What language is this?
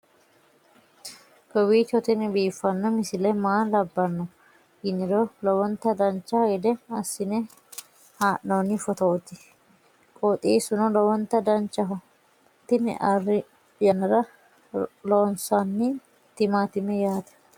Sidamo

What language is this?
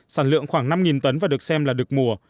Vietnamese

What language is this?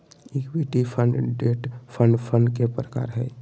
Magahi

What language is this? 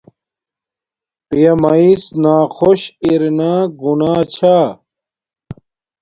Domaaki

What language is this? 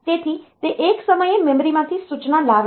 Gujarati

